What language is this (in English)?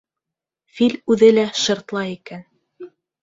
Bashkir